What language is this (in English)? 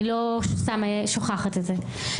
Hebrew